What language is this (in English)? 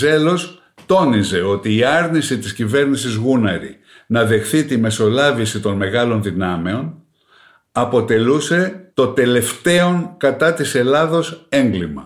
Greek